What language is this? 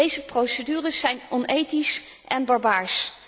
Dutch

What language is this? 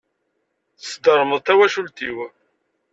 Kabyle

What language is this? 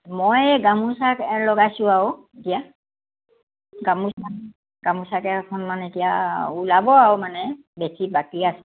Assamese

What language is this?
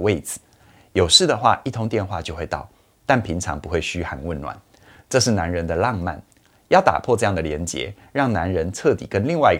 Chinese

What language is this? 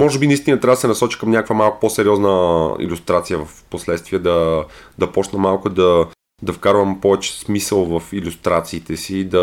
Bulgarian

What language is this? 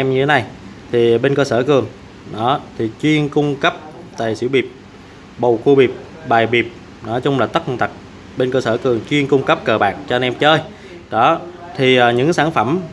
Vietnamese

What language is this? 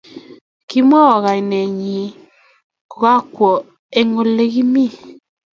Kalenjin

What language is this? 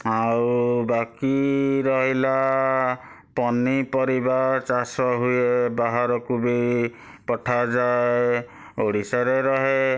Odia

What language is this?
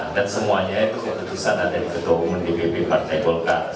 Indonesian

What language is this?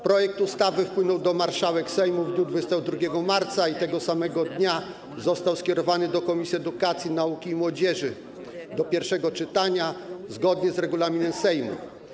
Polish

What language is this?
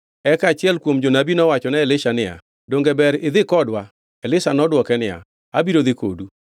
Luo (Kenya and Tanzania)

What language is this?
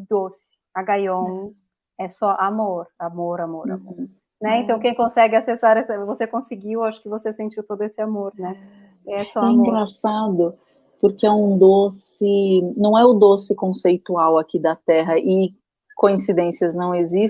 Portuguese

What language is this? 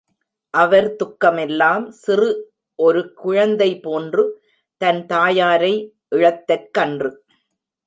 Tamil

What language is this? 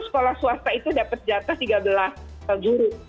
Indonesian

